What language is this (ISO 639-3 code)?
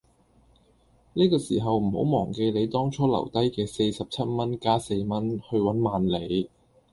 yue